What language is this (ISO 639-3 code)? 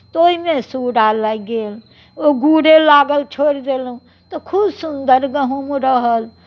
mai